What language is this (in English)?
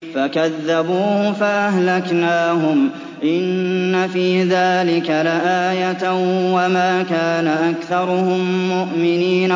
Arabic